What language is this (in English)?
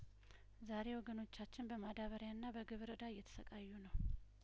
Amharic